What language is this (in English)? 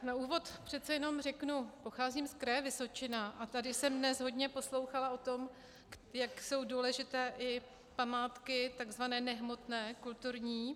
Czech